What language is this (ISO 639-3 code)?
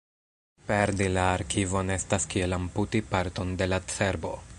epo